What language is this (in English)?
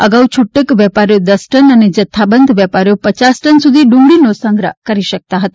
Gujarati